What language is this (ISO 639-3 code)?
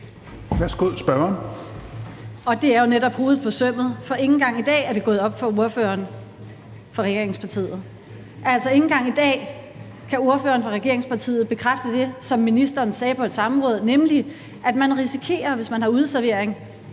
dan